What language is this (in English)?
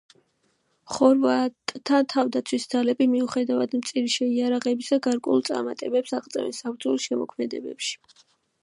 Georgian